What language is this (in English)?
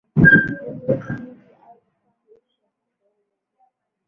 Swahili